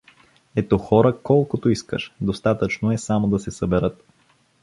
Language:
Bulgarian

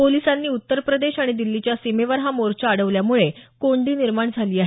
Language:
Marathi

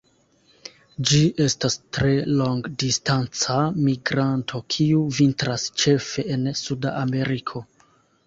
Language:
Esperanto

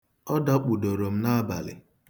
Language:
Igbo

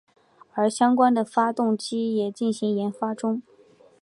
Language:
Chinese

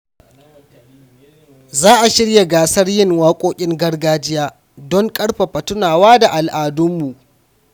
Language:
Hausa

